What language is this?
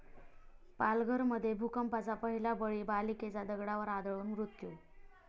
Marathi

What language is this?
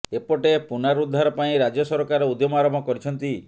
Odia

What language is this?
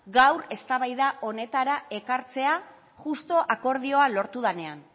Basque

